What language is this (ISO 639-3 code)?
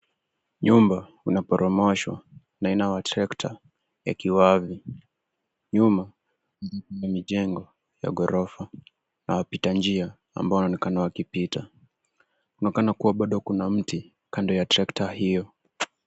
swa